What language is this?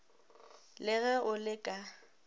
Northern Sotho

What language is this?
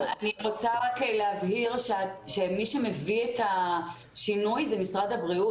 Hebrew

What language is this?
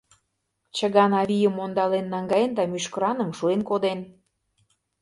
Mari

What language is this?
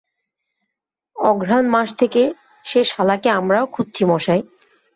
Bangla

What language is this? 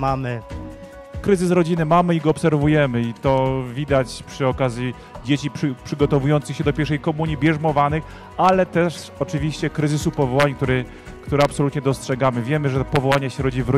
Polish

